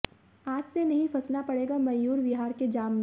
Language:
Hindi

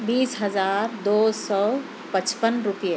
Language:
Urdu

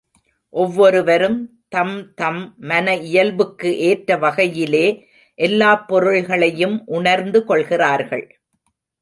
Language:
Tamil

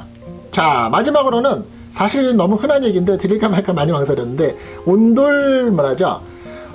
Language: Korean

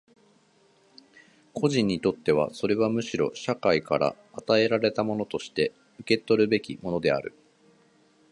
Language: Japanese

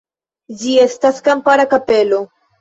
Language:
Esperanto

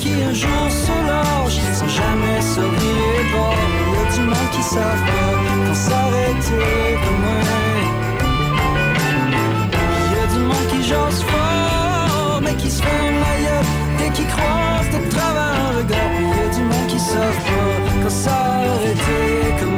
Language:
French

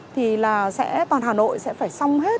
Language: Vietnamese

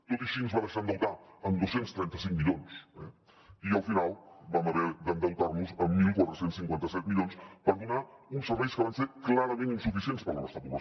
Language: Catalan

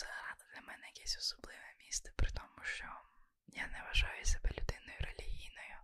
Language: Ukrainian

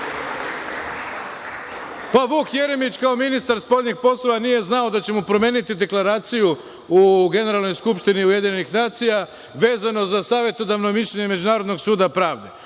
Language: Serbian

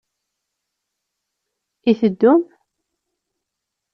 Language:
Kabyle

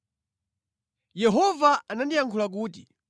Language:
Nyanja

